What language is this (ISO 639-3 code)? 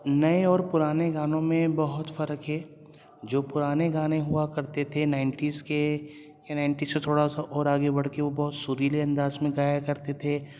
urd